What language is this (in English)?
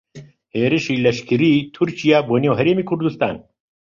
Central Kurdish